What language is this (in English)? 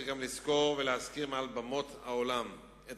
Hebrew